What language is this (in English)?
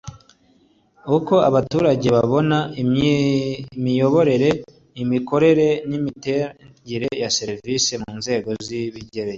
Kinyarwanda